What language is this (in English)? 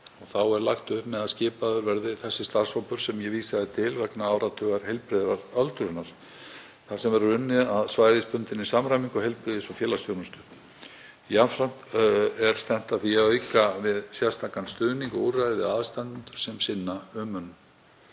Icelandic